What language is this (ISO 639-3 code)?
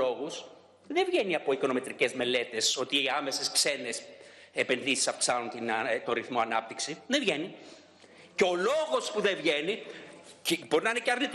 ell